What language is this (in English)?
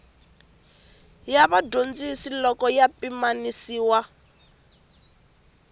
Tsonga